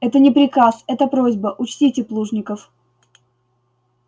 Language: Russian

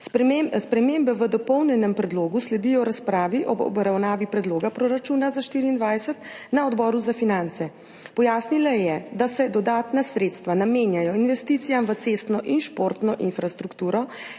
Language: Slovenian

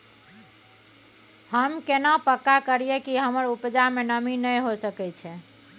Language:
Maithili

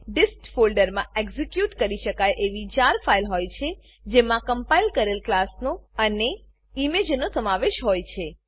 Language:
Gujarati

